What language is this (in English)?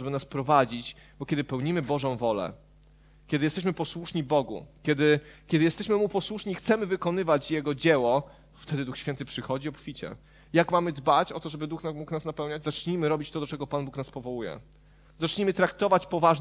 Polish